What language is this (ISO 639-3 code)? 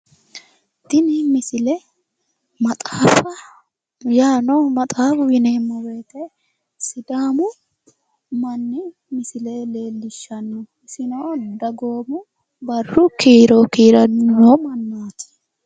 sid